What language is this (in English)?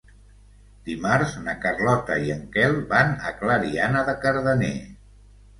Catalan